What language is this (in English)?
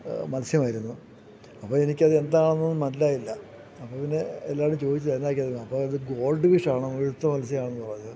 Malayalam